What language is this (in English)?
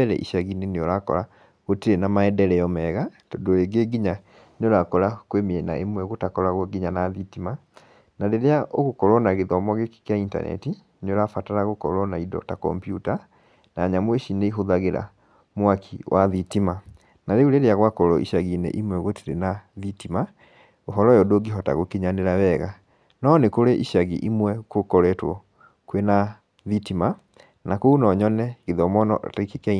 Kikuyu